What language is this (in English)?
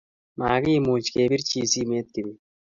Kalenjin